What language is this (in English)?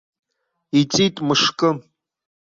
Abkhazian